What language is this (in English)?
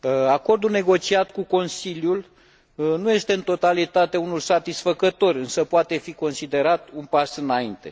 Romanian